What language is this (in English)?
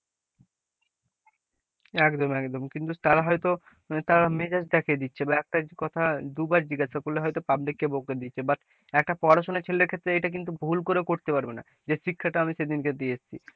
Bangla